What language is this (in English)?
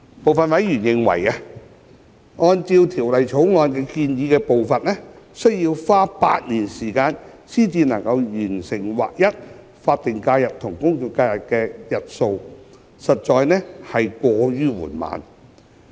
Cantonese